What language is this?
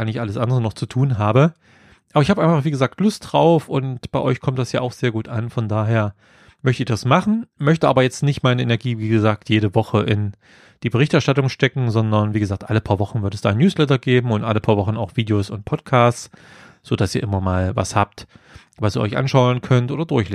German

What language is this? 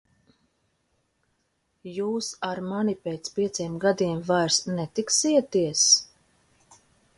Latvian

